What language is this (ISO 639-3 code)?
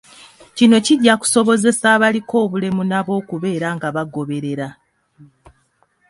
lug